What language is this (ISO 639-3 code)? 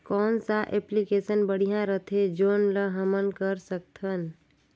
hne